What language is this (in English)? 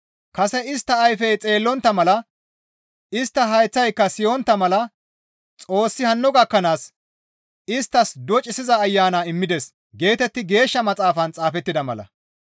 Gamo